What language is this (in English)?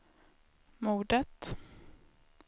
Swedish